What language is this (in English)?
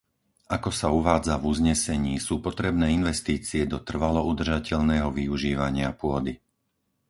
Slovak